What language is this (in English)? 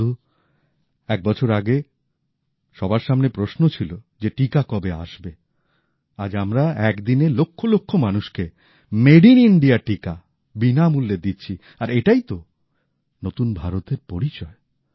Bangla